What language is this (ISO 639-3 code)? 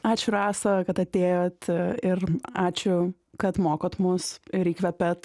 lit